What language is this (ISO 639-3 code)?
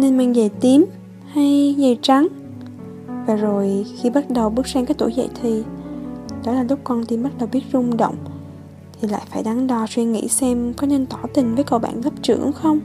vie